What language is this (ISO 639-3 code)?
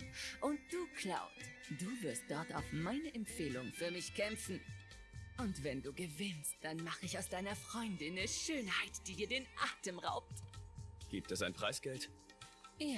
deu